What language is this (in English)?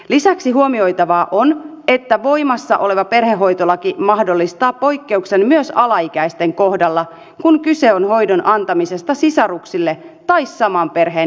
Finnish